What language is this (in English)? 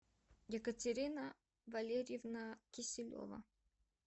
Russian